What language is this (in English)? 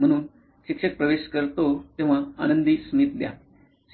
Marathi